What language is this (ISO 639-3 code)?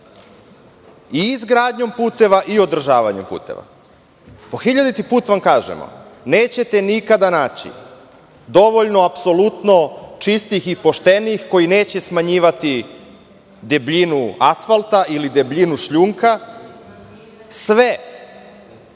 srp